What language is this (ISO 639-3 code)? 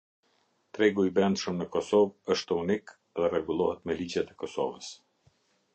sqi